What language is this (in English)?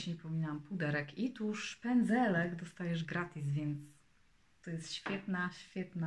Polish